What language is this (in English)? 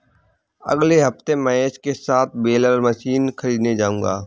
Hindi